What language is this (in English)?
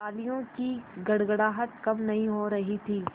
Hindi